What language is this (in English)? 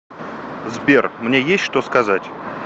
Russian